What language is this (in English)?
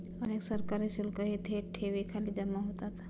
Marathi